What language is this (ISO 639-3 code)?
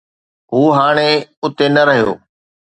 snd